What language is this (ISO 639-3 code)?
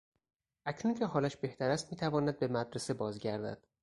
fas